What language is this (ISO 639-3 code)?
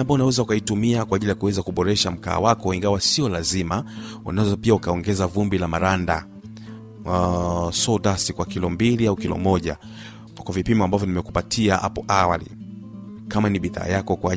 swa